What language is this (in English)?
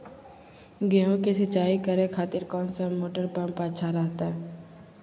Magahi